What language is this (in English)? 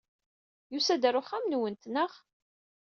Kabyle